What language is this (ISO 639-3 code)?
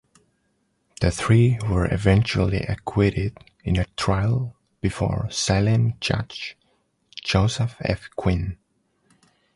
eng